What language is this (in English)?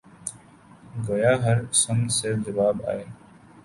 Urdu